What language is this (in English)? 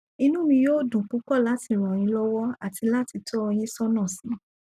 Yoruba